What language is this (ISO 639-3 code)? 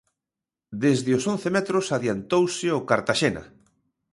glg